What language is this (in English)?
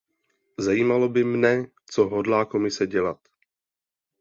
Czech